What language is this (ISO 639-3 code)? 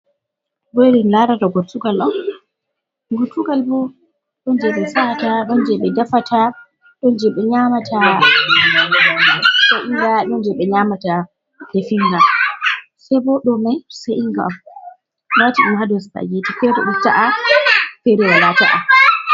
ful